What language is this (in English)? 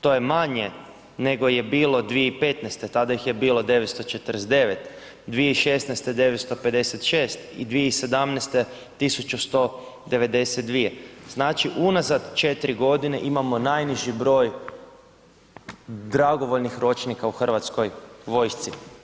Croatian